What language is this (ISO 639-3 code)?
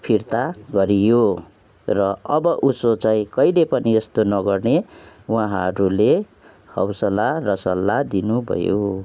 nep